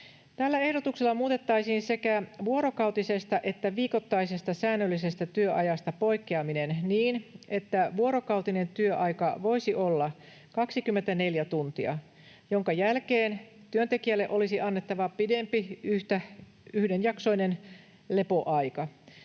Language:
Finnish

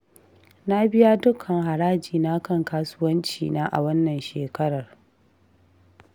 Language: Hausa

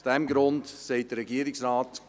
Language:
Swiss German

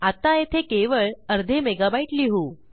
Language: Marathi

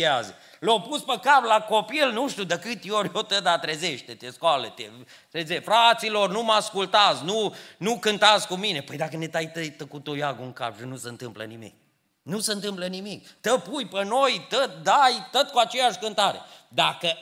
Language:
Romanian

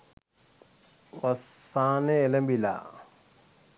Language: Sinhala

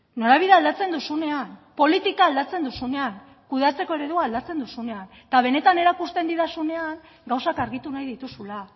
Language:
Basque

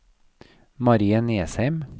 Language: Norwegian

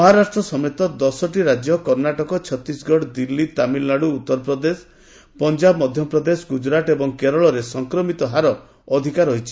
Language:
Odia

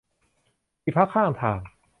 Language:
Thai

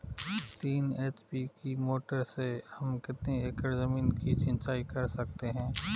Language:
Hindi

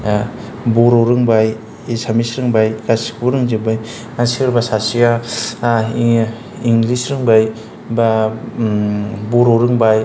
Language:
Bodo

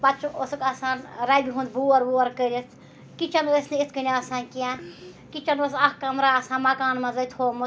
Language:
Kashmiri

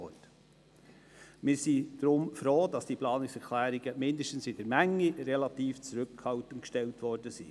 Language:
Swiss German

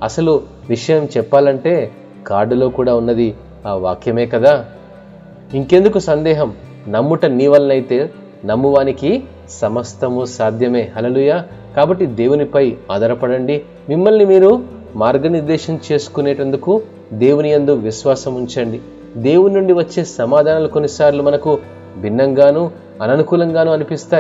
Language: Telugu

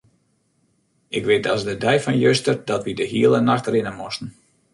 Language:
Western Frisian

